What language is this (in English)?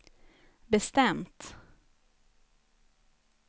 Swedish